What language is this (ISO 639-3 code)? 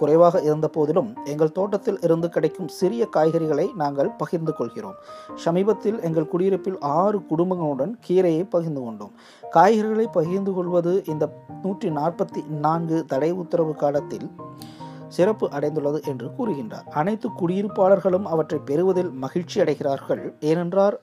tam